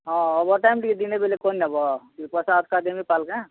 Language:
Odia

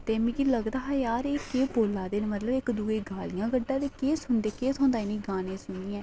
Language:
Dogri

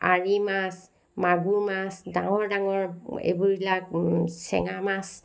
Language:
Assamese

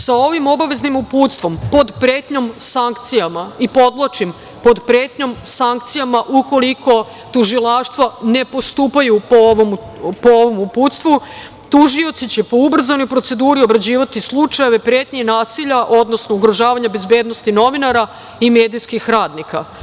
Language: Serbian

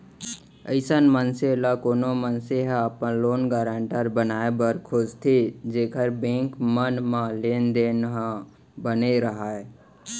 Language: Chhattisgarhi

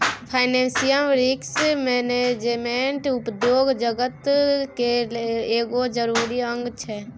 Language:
Maithili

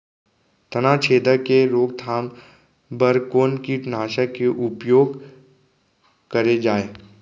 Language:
Chhattisgarhi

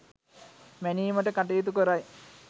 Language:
Sinhala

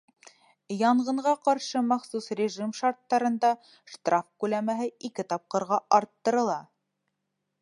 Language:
Bashkir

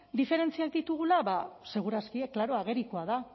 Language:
Basque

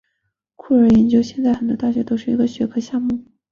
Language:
Chinese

